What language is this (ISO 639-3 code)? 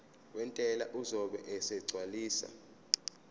zul